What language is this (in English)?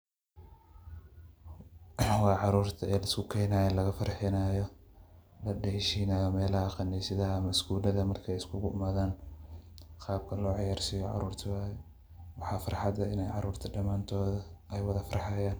Somali